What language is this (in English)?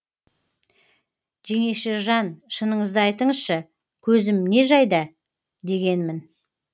Kazakh